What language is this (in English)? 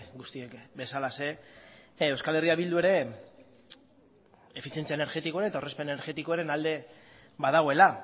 Basque